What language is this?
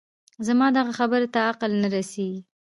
Pashto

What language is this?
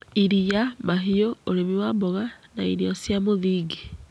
Kikuyu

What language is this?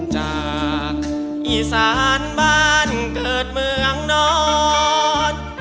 Thai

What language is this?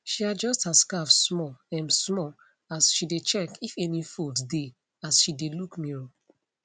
Nigerian Pidgin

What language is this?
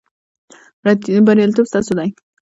Pashto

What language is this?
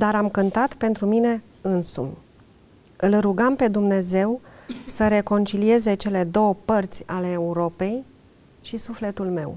Romanian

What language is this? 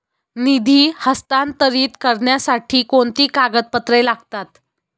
Marathi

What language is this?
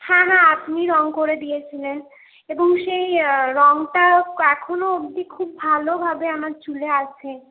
Bangla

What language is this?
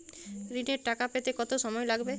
Bangla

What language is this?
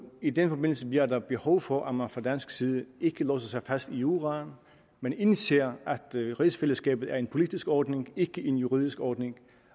Danish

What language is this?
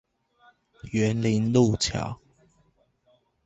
Chinese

